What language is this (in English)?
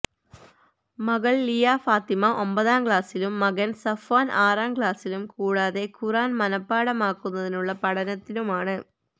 Malayalam